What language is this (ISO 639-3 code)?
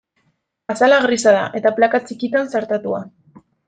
eus